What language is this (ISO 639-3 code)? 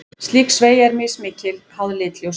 isl